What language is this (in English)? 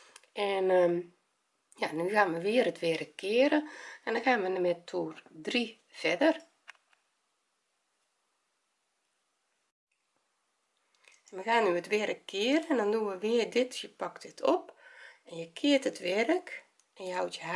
Dutch